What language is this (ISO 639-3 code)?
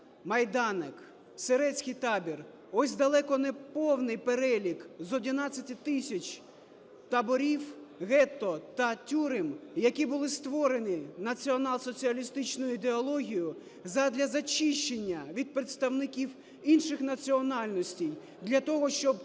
ukr